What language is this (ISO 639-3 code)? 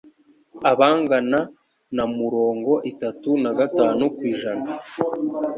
kin